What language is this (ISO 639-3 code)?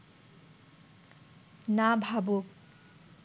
ben